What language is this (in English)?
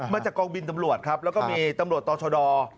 Thai